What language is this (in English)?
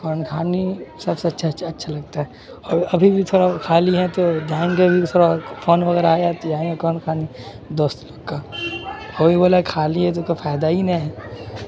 Urdu